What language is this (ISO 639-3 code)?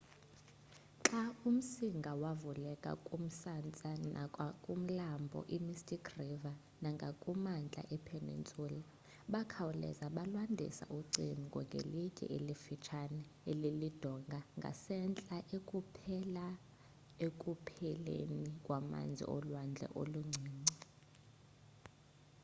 xho